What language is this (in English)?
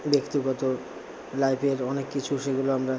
Bangla